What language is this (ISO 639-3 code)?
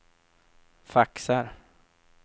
swe